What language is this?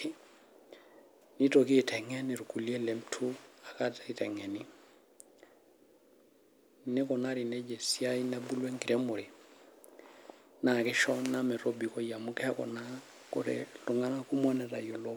Masai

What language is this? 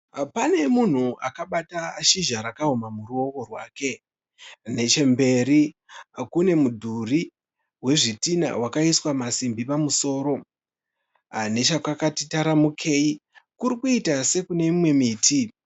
Shona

